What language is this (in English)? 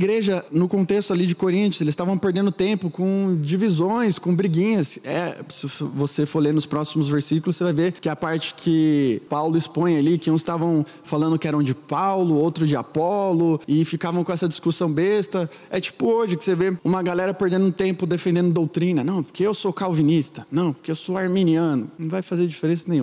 Portuguese